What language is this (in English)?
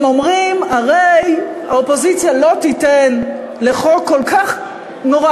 Hebrew